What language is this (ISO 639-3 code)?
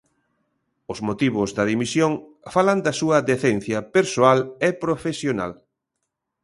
glg